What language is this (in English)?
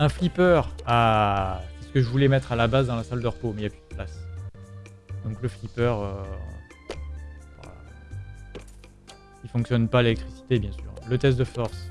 French